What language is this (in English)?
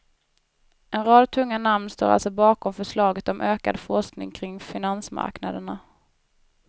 Swedish